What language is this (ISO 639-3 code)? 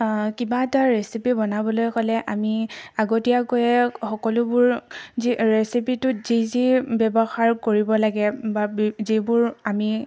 asm